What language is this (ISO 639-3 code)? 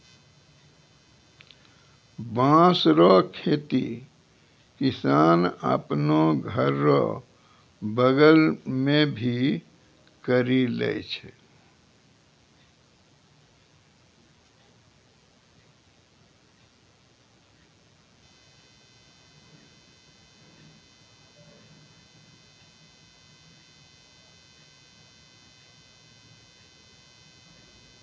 mai